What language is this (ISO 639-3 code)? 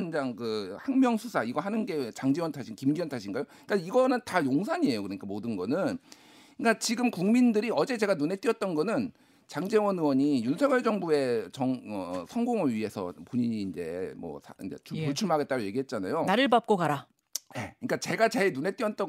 kor